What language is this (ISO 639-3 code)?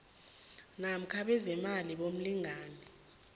nbl